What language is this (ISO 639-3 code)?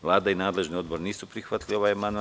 srp